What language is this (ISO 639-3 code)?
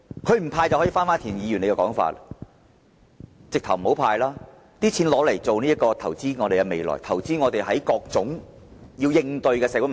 yue